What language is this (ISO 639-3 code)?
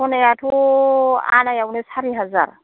brx